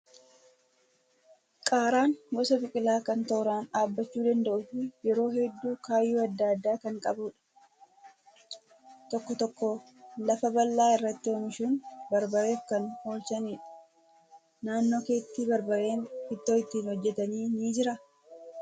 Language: Oromo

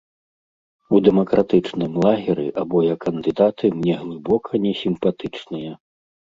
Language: Belarusian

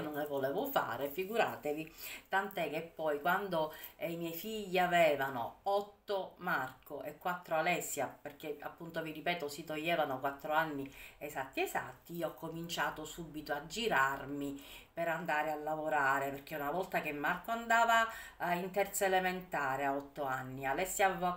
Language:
Italian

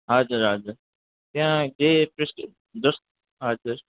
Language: Nepali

